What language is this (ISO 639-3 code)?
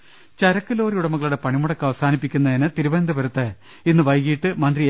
mal